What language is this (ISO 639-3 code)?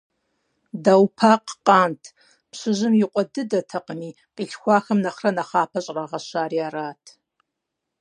kbd